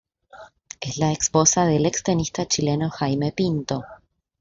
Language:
Spanish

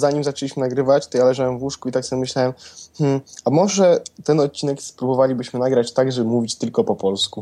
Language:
Polish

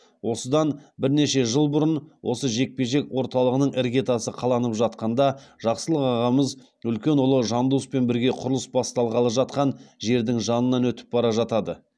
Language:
Kazakh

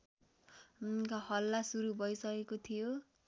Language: Nepali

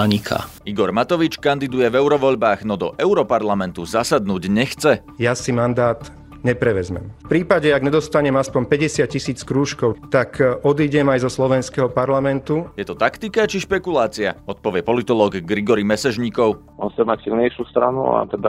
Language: Slovak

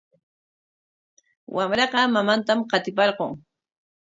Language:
Corongo Ancash Quechua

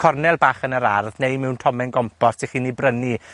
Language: Welsh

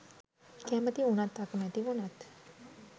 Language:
Sinhala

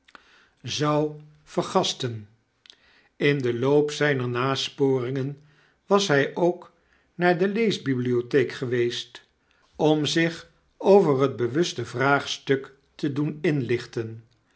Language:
Dutch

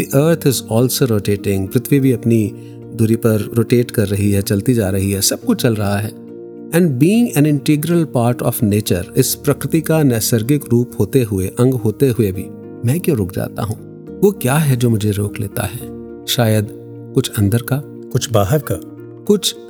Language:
Hindi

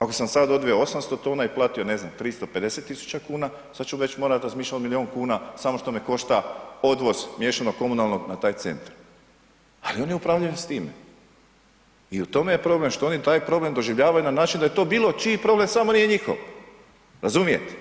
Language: Croatian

